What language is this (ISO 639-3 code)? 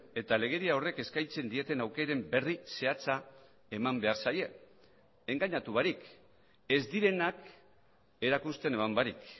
eus